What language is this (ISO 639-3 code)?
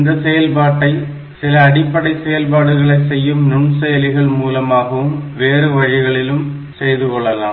tam